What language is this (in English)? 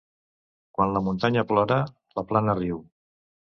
Catalan